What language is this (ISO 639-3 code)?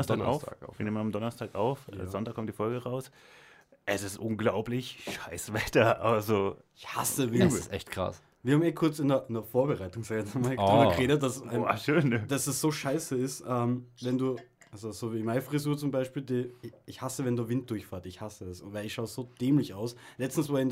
deu